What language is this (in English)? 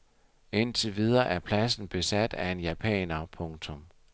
Danish